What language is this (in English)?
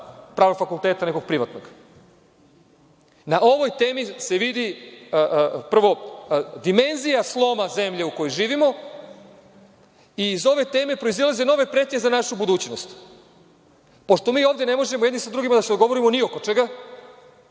Serbian